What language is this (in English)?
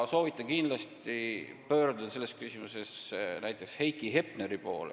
Estonian